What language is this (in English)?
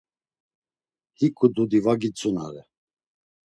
Laz